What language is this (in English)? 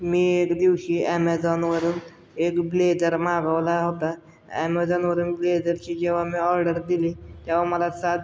Marathi